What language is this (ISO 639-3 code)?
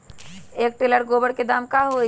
mag